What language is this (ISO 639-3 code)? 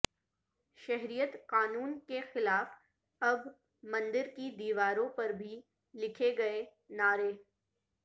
urd